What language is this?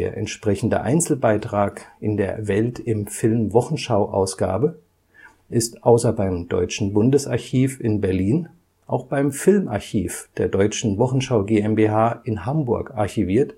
German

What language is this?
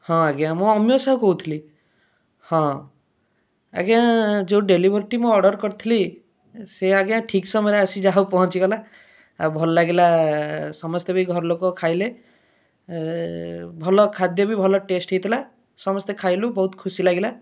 Odia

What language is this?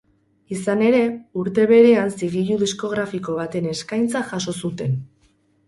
Basque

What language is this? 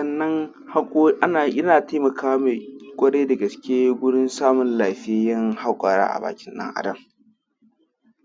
Hausa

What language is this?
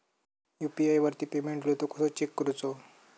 Marathi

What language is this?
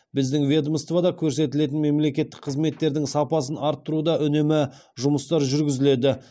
Kazakh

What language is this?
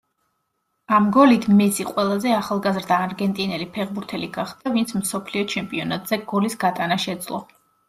Georgian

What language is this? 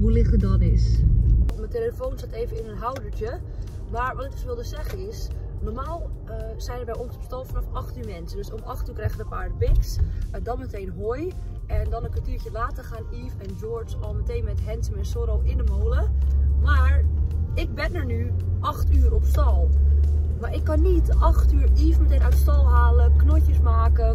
Dutch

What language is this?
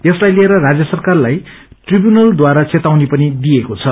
Nepali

